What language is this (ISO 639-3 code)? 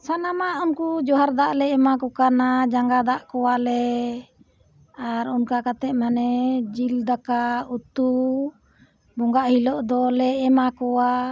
sat